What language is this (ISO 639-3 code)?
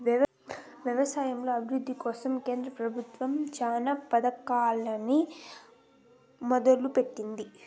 tel